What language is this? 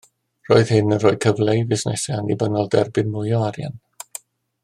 Welsh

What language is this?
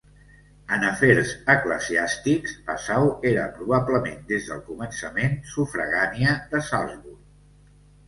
Catalan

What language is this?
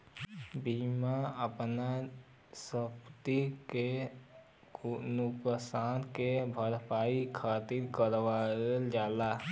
Bhojpuri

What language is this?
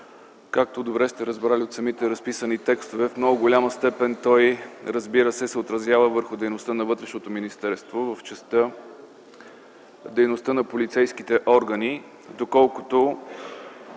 Bulgarian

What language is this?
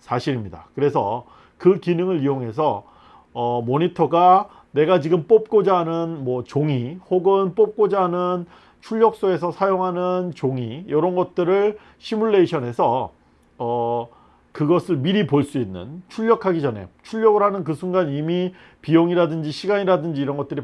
Korean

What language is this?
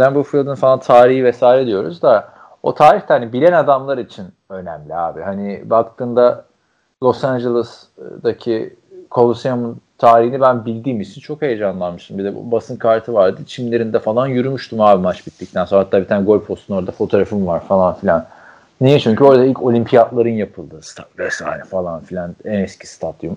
Turkish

